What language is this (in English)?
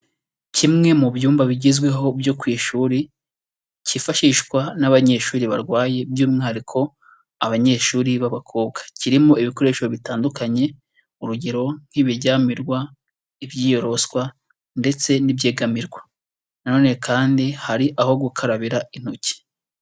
Kinyarwanda